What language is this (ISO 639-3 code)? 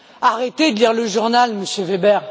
fra